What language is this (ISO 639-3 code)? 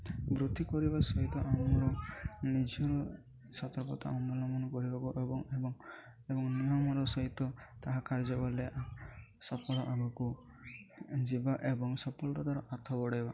ori